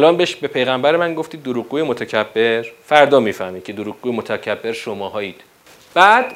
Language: Persian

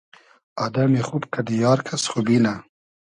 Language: Hazaragi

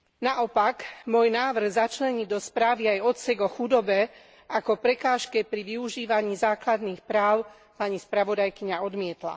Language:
Slovak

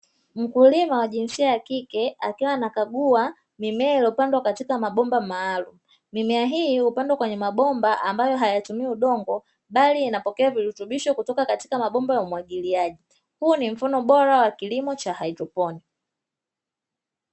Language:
Swahili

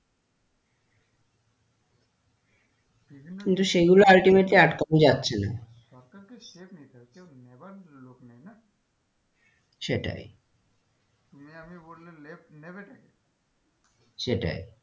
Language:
Bangla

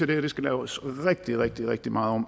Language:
Danish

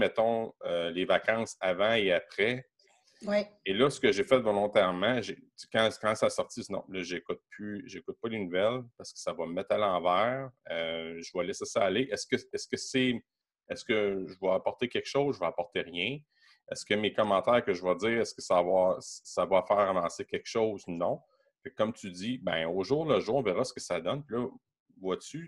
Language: French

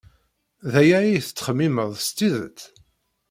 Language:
Kabyle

